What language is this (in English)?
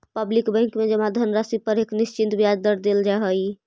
Magahi